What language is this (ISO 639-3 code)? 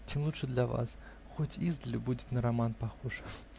rus